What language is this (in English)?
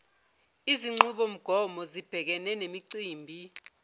Zulu